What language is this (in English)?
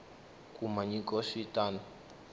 Tsonga